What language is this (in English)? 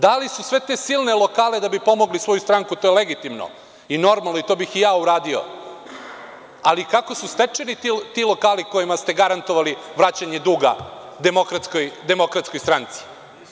Serbian